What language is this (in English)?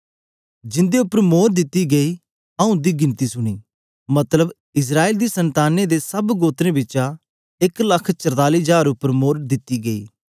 Dogri